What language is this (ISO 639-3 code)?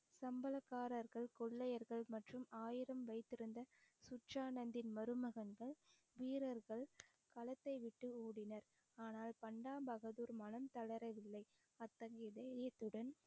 tam